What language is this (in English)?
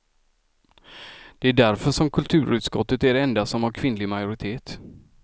Swedish